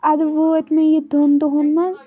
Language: Kashmiri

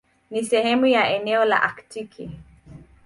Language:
Swahili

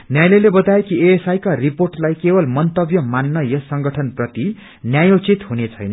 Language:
Nepali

